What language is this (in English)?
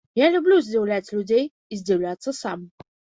Belarusian